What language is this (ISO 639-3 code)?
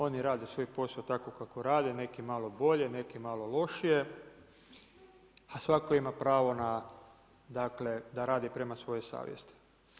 hrv